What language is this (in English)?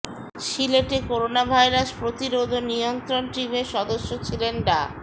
Bangla